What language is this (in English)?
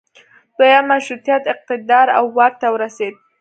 Pashto